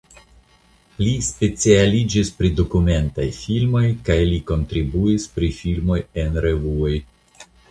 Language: Esperanto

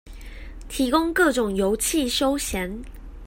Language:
Chinese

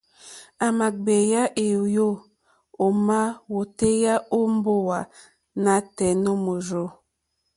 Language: Mokpwe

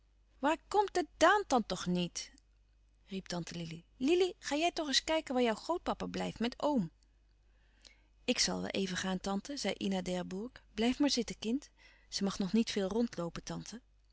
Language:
Dutch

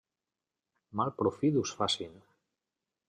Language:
Catalan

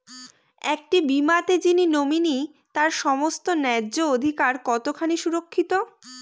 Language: Bangla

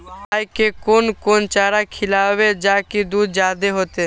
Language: Maithili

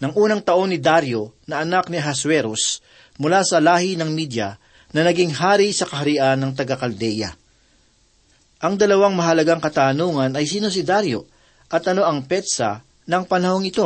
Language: Filipino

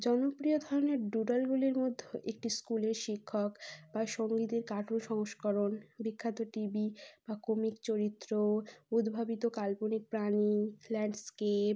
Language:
Bangla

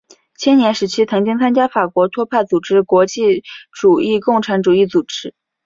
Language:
Chinese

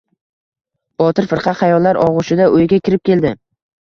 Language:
Uzbek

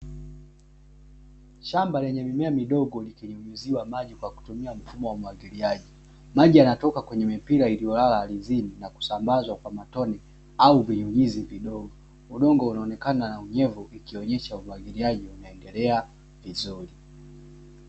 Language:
Swahili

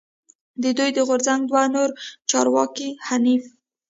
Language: Pashto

